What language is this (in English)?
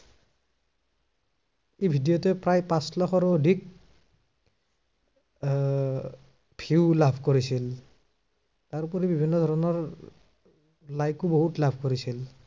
Assamese